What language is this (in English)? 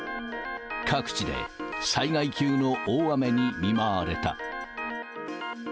Japanese